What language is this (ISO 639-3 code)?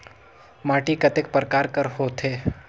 hne